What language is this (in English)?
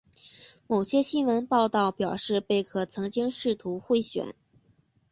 Chinese